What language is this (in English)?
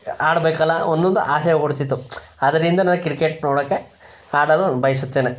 Kannada